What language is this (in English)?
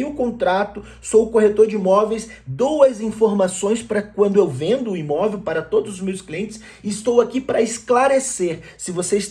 Portuguese